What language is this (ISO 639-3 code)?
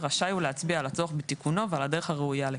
heb